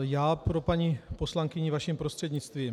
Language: Czech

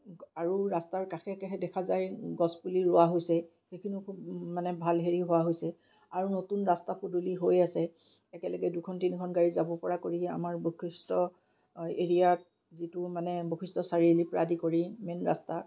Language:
Assamese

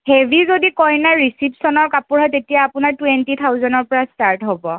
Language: Assamese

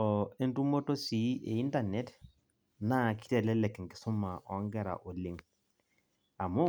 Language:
Masai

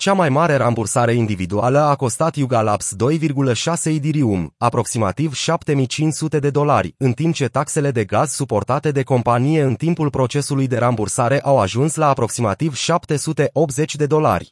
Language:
Romanian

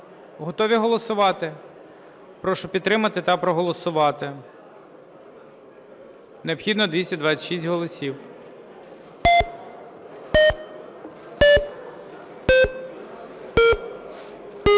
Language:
Ukrainian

